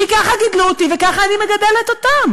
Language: Hebrew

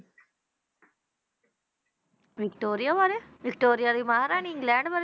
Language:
Punjabi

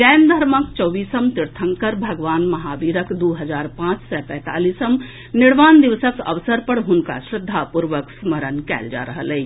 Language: Maithili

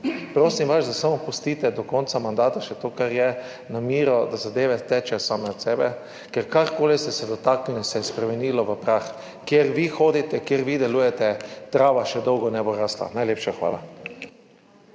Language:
Slovenian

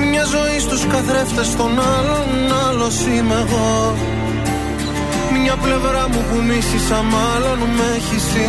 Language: Greek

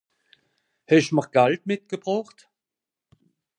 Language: Swiss German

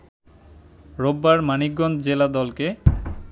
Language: Bangla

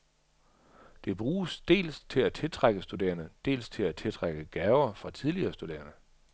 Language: Danish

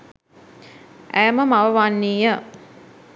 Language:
Sinhala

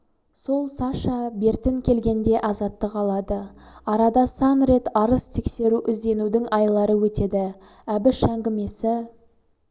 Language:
Kazakh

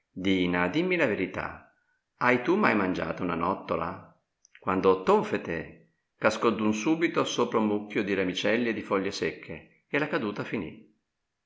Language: Italian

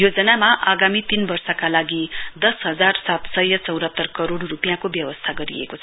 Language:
Nepali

